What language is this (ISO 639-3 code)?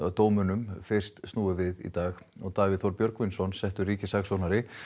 isl